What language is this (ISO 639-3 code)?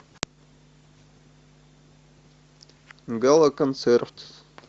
rus